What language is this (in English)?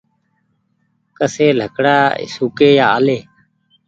Goaria